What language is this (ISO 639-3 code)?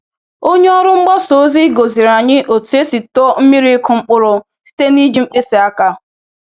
ibo